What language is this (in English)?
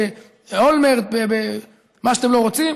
Hebrew